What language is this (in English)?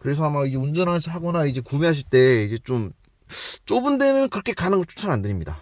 Korean